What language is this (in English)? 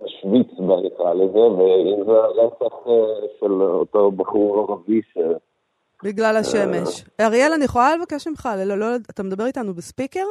Hebrew